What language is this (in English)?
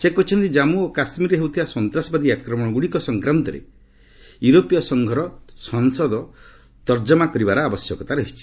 Odia